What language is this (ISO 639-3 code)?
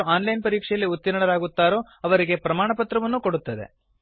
kan